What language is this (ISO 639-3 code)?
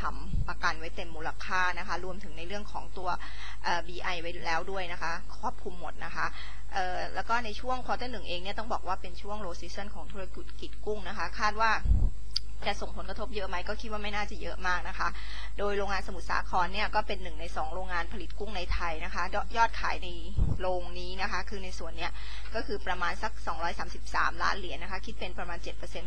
tha